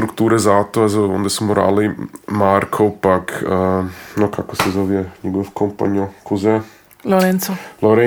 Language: Croatian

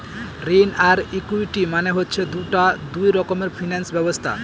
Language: Bangla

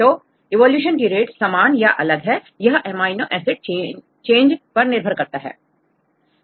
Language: Hindi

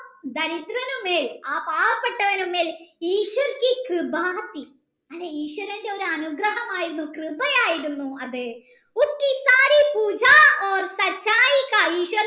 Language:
Malayalam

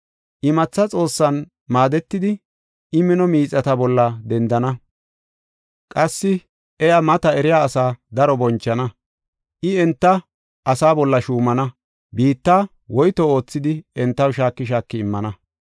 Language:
Gofa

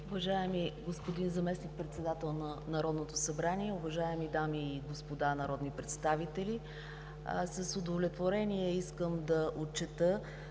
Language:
Bulgarian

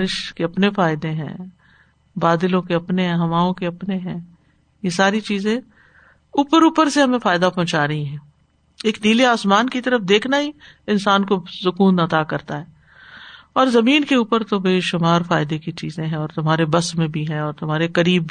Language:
Urdu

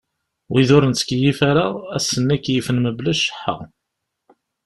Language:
Kabyle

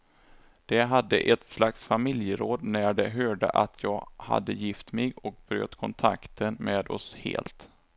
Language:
Swedish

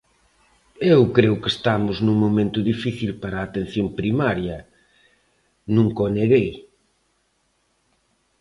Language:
Galician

